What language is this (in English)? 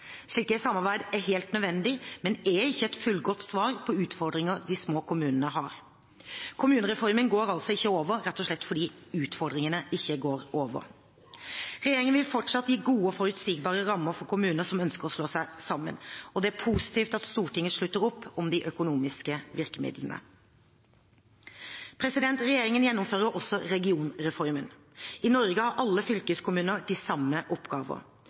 Norwegian Bokmål